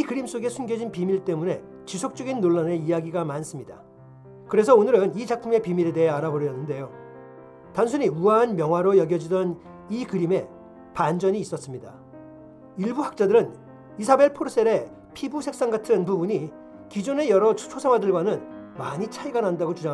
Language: Korean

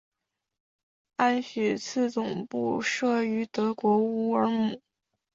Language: Chinese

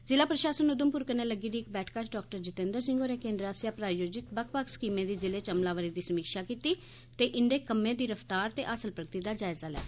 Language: Dogri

